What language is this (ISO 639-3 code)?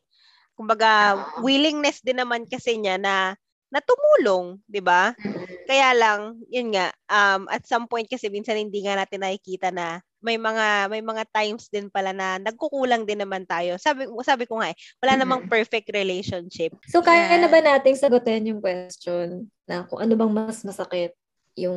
fil